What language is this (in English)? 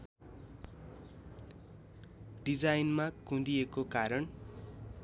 Nepali